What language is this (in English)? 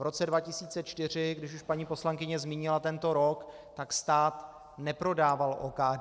Czech